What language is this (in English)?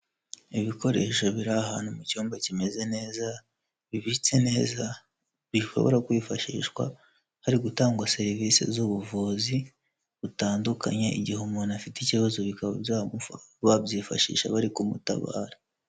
Kinyarwanda